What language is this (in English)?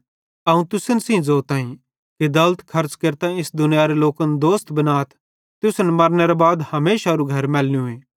Bhadrawahi